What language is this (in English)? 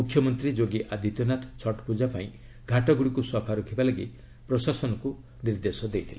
Odia